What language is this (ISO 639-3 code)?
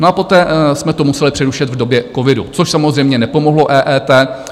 ces